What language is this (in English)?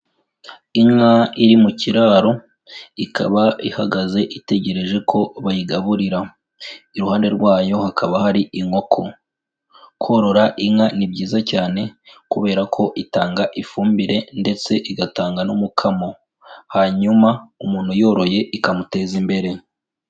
Kinyarwanda